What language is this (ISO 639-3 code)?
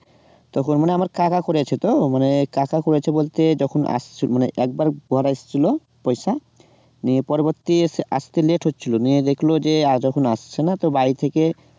ben